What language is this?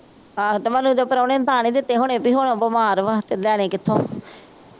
Punjabi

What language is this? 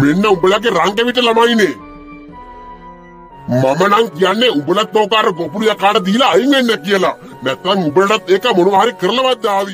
Thai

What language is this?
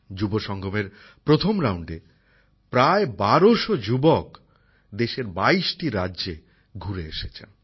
Bangla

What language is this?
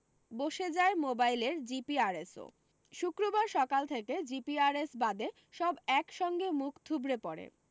Bangla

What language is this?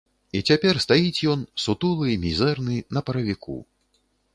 Belarusian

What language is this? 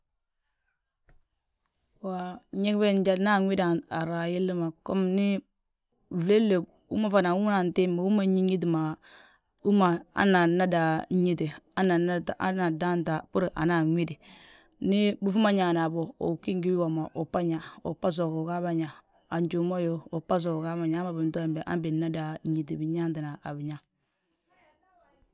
Balanta-Ganja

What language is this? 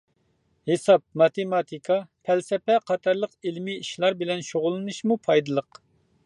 Uyghur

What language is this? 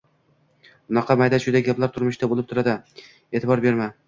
Uzbek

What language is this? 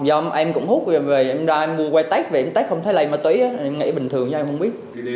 Vietnamese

